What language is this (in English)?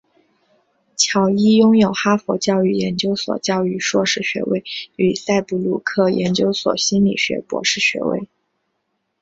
Chinese